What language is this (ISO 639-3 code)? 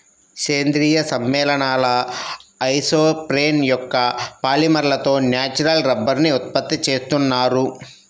tel